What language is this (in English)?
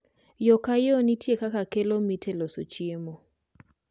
Luo (Kenya and Tanzania)